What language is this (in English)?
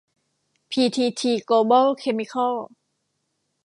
Thai